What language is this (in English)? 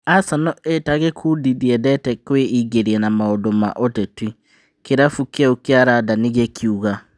Kikuyu